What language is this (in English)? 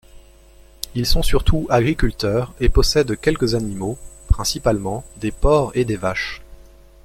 French